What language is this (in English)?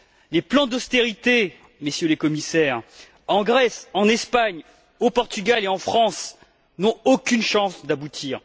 French